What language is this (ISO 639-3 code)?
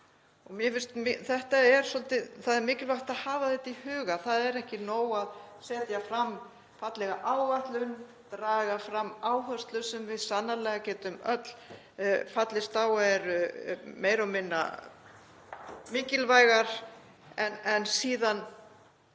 isl